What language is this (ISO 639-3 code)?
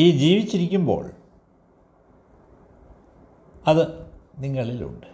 mal